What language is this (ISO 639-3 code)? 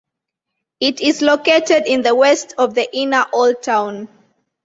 eng